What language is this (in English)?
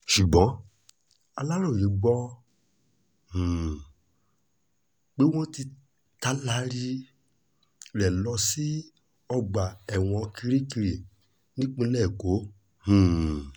Yoruba